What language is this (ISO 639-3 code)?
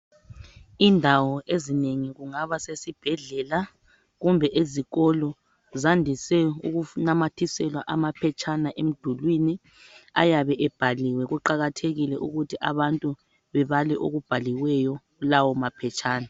nde